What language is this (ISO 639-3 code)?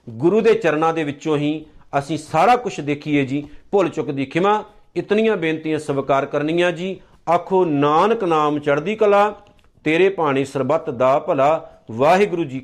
pan